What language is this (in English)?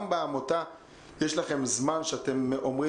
Hebrew